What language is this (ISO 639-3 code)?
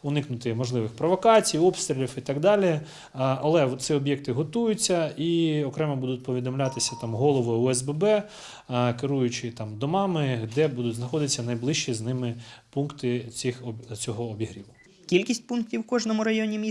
ukr